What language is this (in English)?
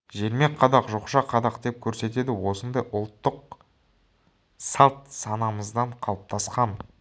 Kazakh